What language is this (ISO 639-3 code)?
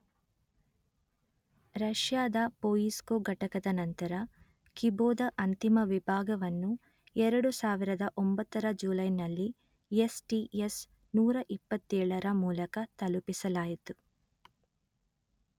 kan